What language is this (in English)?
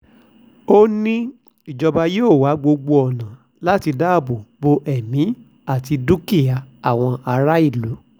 Yoruba